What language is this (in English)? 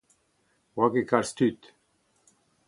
Breton